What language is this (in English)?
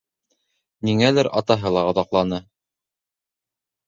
Bashkir